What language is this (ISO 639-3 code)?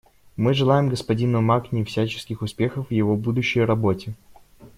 rus